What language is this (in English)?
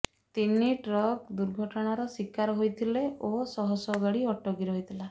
Odia